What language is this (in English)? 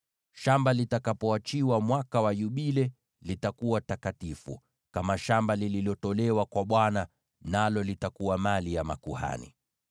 Swahili